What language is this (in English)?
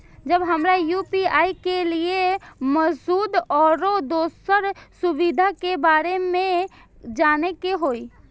Maithili